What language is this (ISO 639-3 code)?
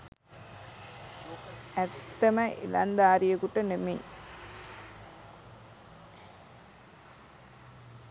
sin